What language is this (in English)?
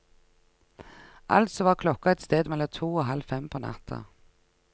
Norwegian